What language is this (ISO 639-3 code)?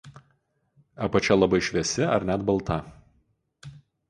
lit